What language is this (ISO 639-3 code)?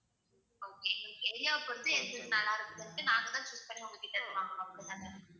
tam